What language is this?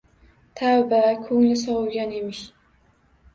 Uzbek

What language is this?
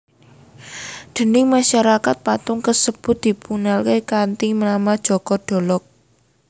Javanese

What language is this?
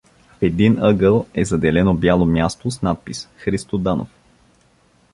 Bulgarian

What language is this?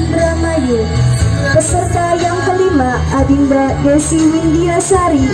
Indonesian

